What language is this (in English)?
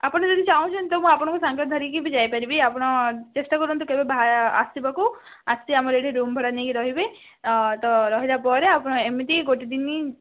Odia